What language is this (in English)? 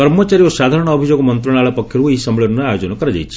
Odia